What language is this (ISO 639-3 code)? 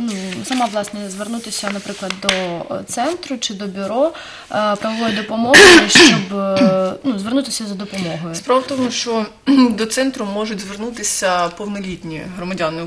ukr